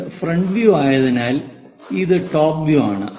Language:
Malayalam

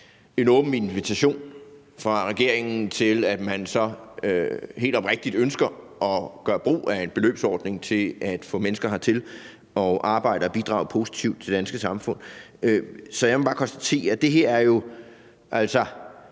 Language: Danish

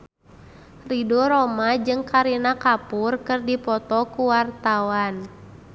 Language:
Sundanese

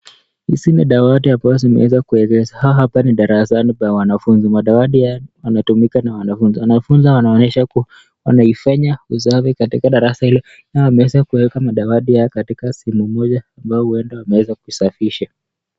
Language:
Swahili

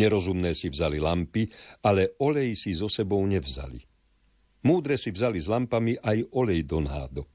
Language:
Slovak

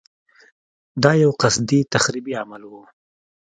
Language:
Pashto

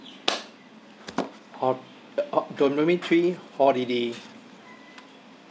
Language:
English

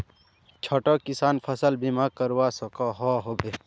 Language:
Magahi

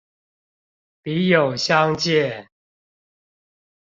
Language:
Chinese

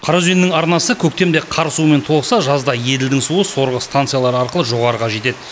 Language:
Kazakh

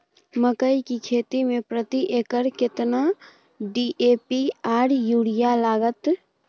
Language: Maithili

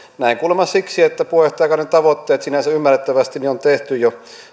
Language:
Finnish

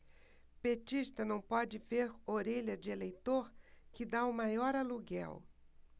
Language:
Portuguese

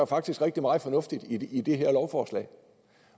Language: Danish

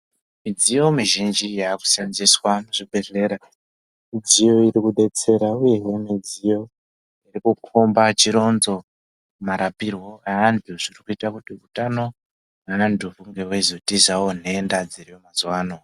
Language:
Ndau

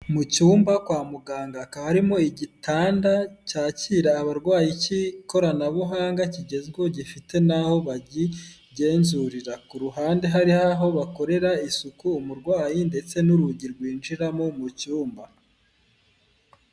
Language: Kinyarwanda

